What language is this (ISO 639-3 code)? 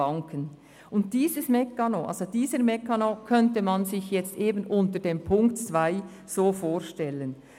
gsw